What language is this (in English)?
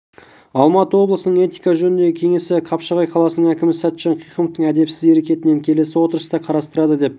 Kazakh